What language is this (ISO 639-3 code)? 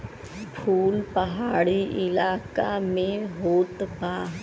bho